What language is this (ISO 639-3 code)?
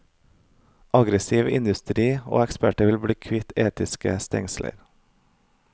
nor